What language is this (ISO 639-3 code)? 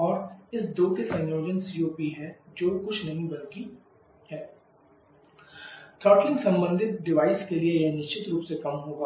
hin